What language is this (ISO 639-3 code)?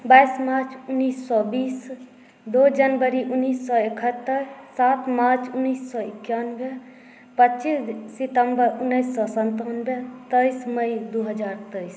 mai